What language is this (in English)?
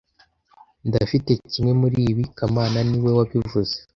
Kinyarwanda